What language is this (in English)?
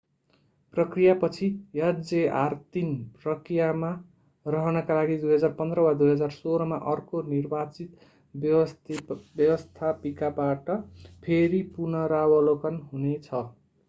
Nepali